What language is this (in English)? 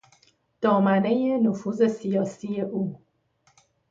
Persian